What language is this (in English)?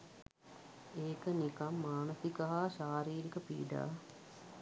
Sinhala